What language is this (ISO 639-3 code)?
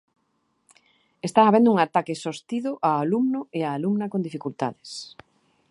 glg